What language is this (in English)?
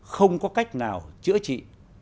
Vietnamese